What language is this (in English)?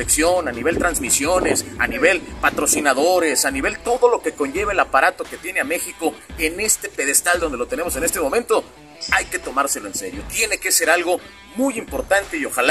Spanish